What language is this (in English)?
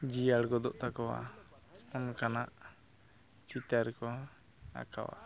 Santali